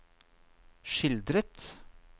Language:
Norwegian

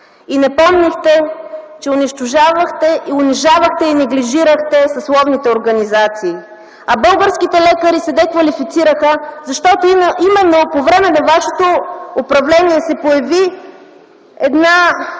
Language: Bulgarian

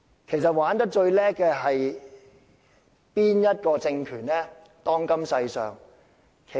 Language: Cantonese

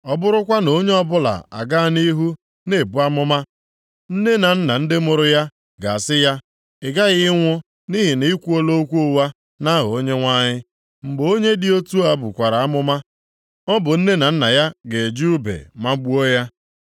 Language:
Igbo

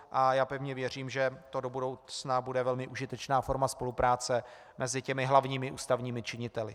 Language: Czech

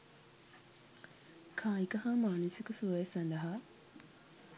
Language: Sinhala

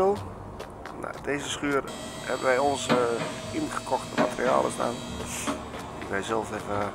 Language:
Dutch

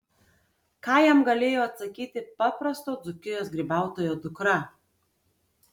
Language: Lithuanian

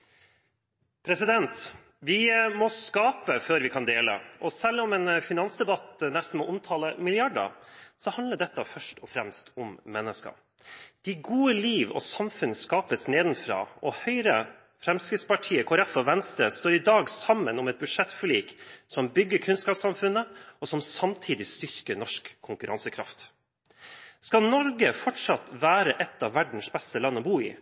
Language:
Norwegian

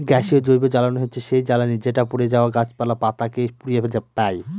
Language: Bangla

